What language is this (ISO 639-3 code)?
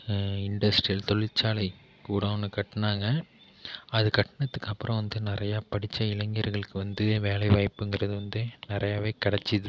tam